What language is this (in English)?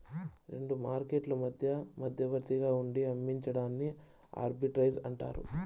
Telugu